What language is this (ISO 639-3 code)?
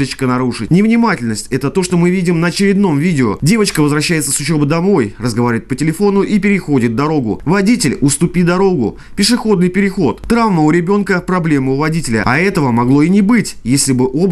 rus